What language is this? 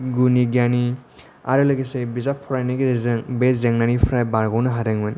Bodo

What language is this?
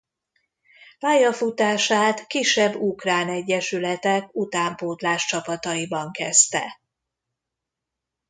Hungarian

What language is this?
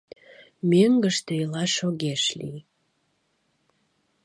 Mari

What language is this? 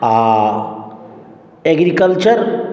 Maithili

